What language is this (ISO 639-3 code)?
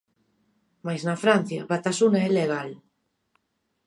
glg